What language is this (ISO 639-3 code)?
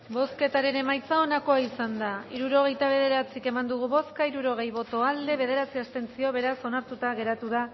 eus